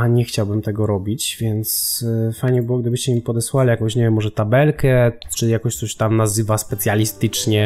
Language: Polish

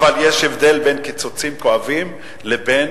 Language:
Hebrew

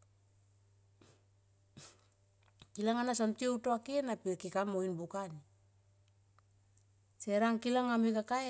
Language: Tomoip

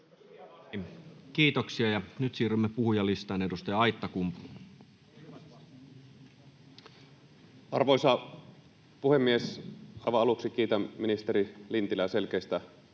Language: Finnish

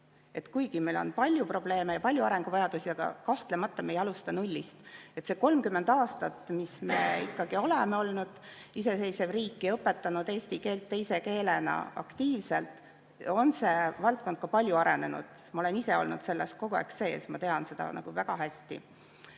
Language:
Estonian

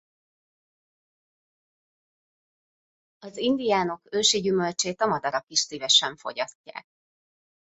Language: Hungarian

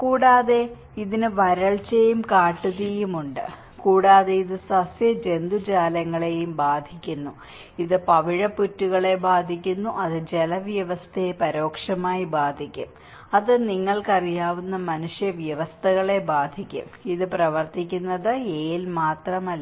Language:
Malayalam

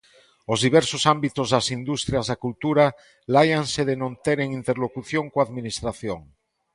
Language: Galician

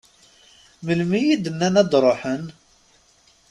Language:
Kabyle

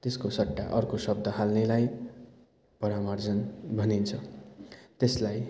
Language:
Nepali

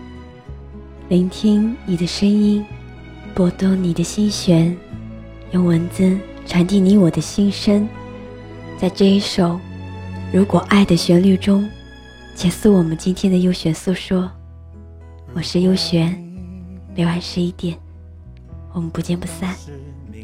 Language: Chinese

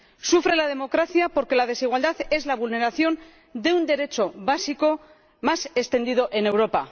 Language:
Spanish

